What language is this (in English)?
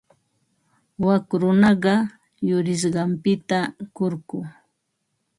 Ambo-Pasco Quechua